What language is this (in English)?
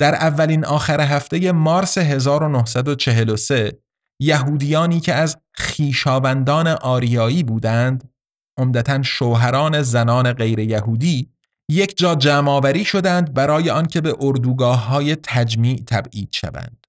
Persian